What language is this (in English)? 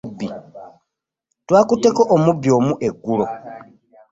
Ganda